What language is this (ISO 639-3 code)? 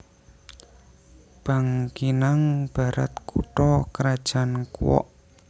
jav